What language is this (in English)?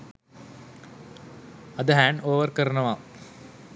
Sinhala